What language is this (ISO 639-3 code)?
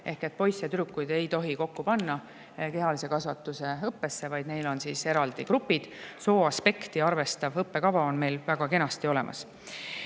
est